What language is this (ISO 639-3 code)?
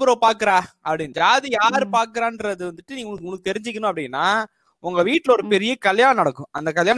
tam